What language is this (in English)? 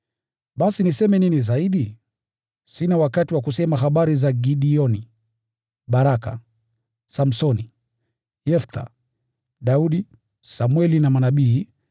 Swahili